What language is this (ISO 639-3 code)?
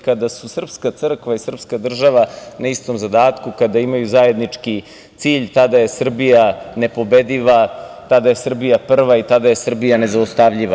srp